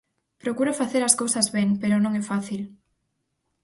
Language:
Galician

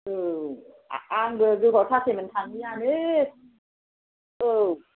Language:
Bodo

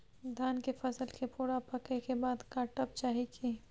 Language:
Maithili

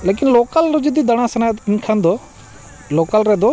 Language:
Santali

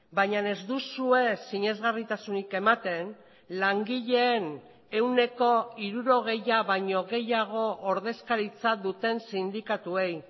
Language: Basque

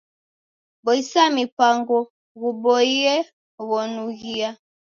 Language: Taita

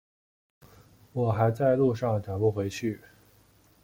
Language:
Chinese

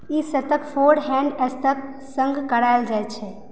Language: Maithili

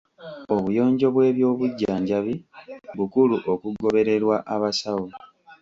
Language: Ganda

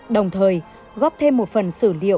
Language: Vietnamese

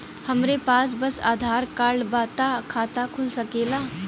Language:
Bhojpuri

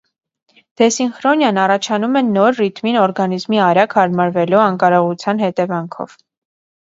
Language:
Armenian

